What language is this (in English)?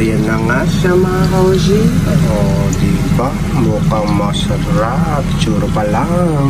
Filipino